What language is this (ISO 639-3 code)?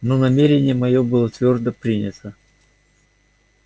rus